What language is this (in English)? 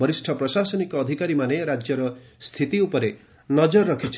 Odia